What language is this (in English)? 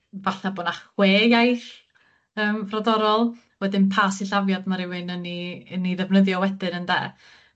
Welsh